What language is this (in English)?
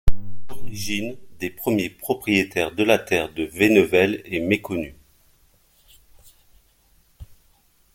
French